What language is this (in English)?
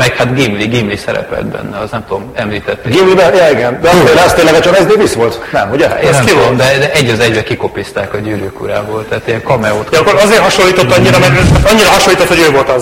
Hungarian